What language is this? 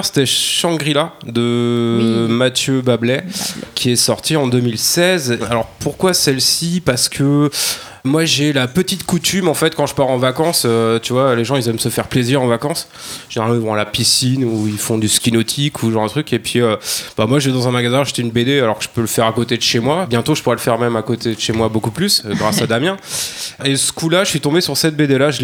French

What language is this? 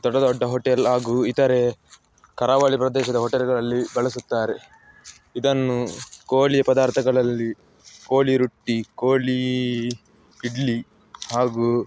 Kannada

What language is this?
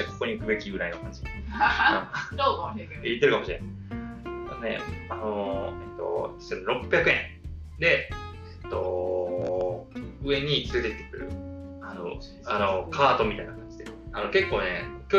Japanese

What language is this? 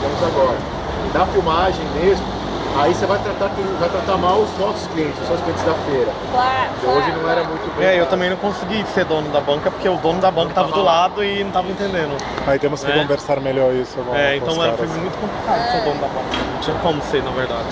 Portuguese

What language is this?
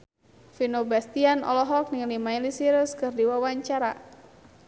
Sundanese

